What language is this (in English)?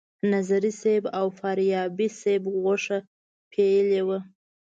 Pashto